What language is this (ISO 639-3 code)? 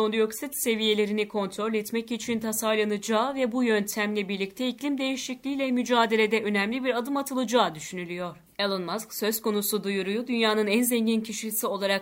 tur